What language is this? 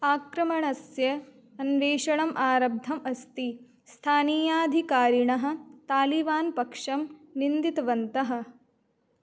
Sanskrit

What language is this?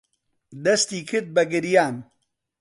Central Kurdish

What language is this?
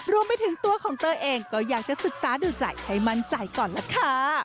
Thai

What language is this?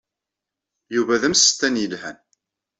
Kabyle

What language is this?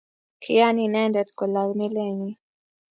Kalenjin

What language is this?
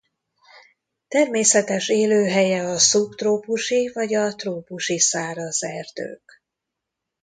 Hungarian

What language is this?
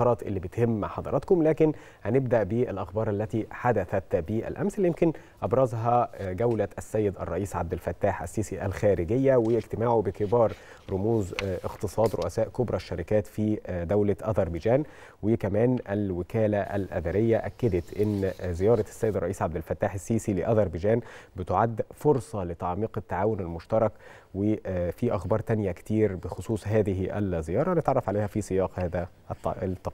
Arabic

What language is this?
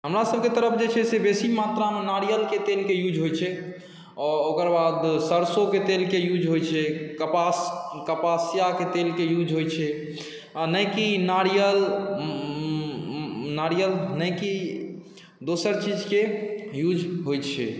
Maithili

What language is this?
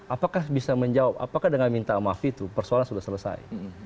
Indonesian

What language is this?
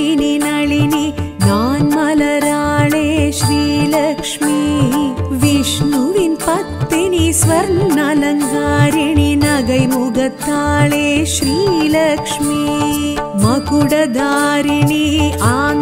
Hindi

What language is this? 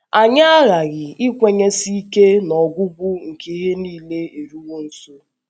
Igbo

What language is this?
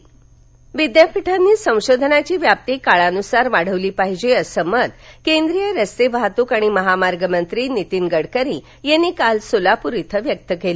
Marathi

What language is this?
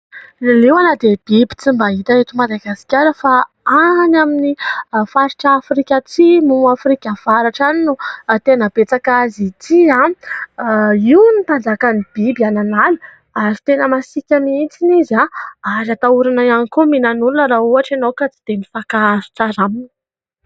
Malagasy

